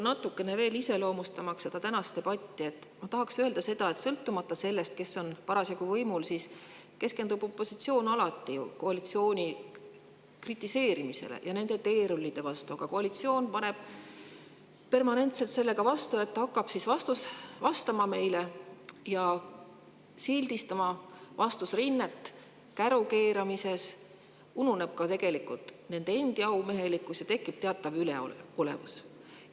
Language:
Estonian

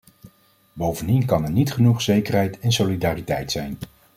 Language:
Dutch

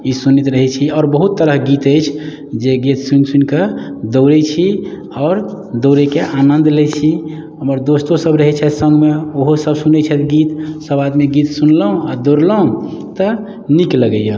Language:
Maithili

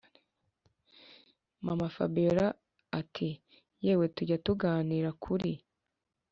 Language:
Kinyarwanda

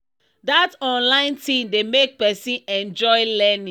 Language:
Nigerian Pidgin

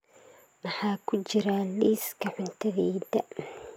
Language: Somali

